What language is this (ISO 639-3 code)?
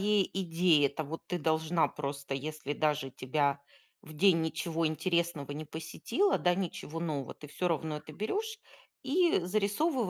rus